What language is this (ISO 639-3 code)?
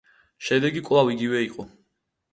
kat